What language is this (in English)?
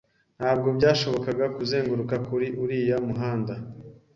Kinyarwanda